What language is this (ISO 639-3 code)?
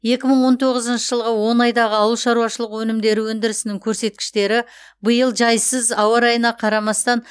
kaz